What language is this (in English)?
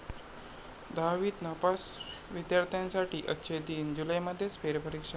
Marathi